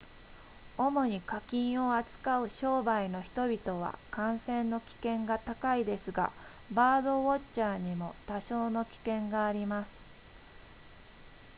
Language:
Japanese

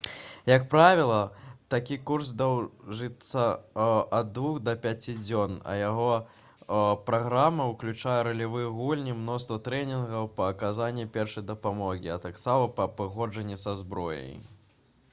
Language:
Belarusian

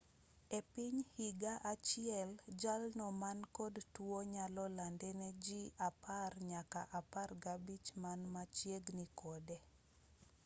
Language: Luo (Kenya and Tanzania)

